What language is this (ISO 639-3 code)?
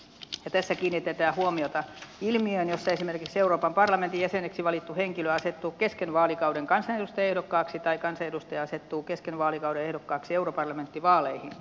fin